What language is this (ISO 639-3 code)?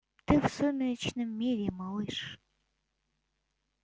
rus